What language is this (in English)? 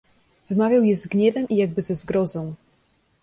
Polish